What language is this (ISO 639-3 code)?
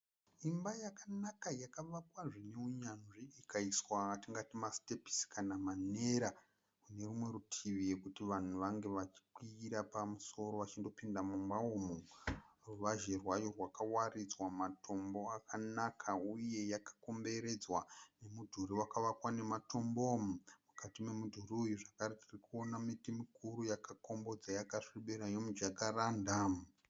sna